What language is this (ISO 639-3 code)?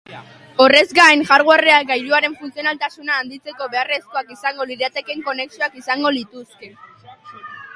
eus